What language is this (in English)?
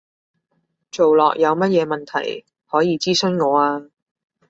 Cantonese